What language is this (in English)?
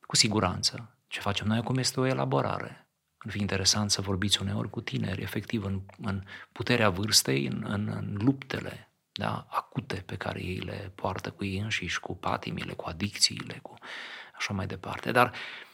Romanian